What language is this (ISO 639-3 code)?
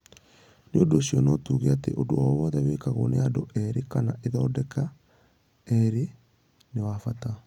kik